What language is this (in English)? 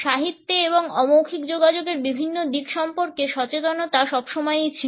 Bangla